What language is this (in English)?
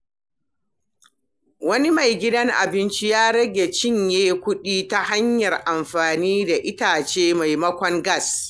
Hausa